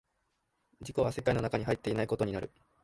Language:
Japanese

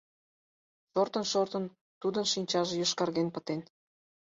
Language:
Mari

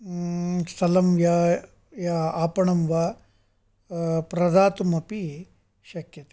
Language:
Sanskrit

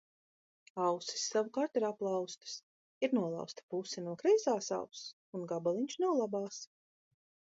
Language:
Latvian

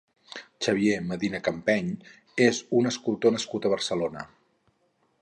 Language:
Catalan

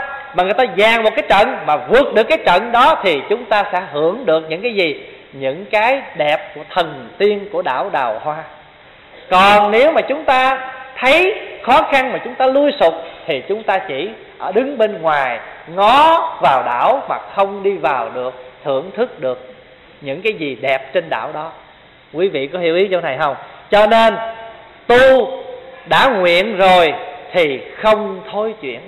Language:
Vietnamese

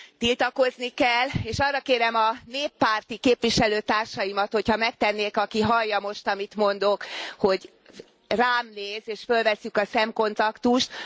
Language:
Hungarian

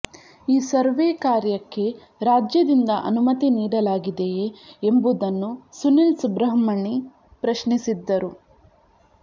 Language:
Kannada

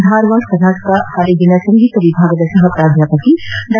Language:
Kannada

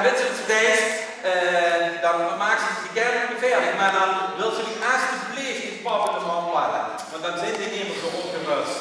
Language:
Dutch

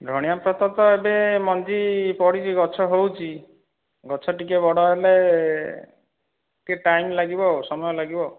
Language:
Odia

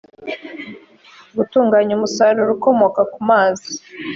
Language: Kinyarwanda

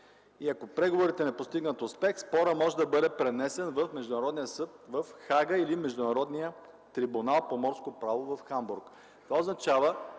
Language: Bulgarian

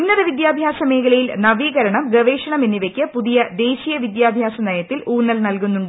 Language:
Malayalam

